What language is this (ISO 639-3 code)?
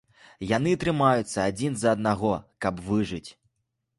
bel